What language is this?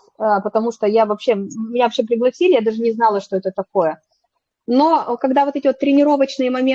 Russian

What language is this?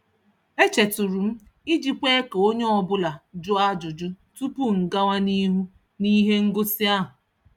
Igbo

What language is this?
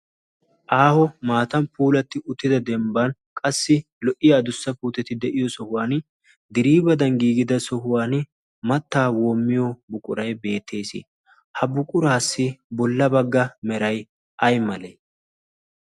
Wolaytta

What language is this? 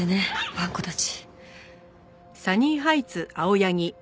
Japanese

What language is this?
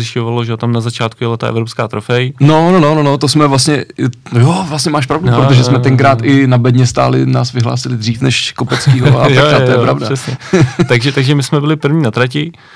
Czech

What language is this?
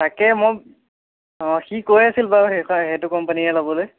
Assamese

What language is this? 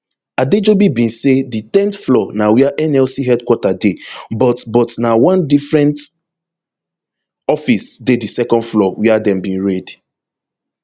Nigerian Pidgin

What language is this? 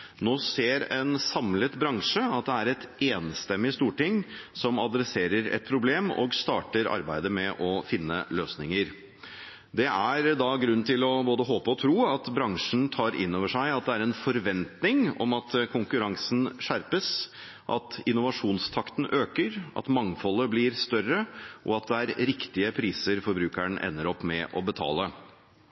Norwegian Bokmål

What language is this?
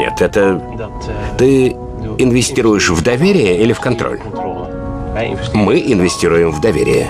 Russian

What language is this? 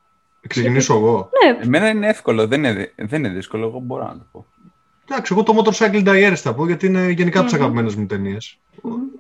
Greek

